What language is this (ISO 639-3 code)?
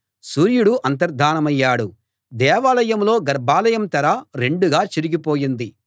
tel